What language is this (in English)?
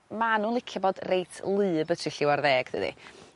Welsh